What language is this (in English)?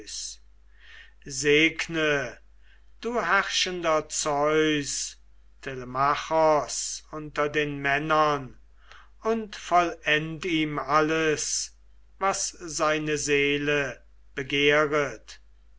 German